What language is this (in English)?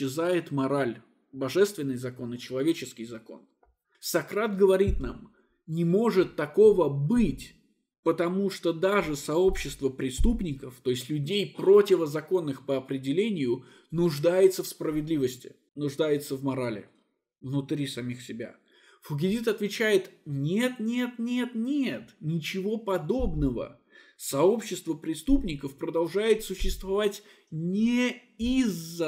Russian